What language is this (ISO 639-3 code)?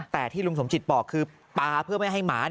tha